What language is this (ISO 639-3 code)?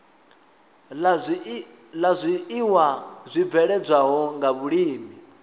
ven